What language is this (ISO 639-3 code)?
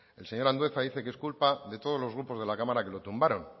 spa